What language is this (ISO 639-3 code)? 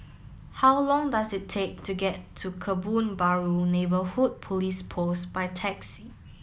eng